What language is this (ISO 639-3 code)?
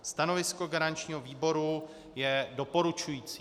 ces